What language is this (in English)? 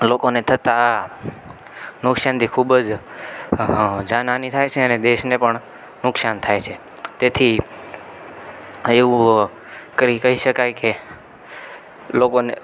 Gujarati